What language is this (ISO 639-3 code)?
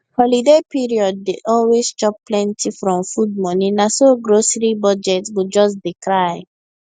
pcm